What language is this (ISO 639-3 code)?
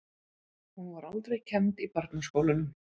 isl